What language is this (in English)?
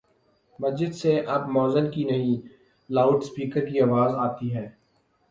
Urdu